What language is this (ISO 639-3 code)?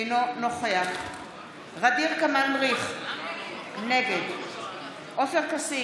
heb